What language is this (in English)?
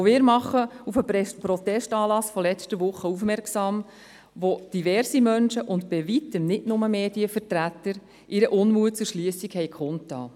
Swiss German